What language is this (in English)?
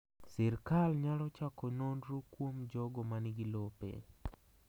Luo (Kenya and Tanzania)